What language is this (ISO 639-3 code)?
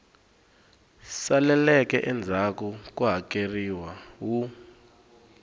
tso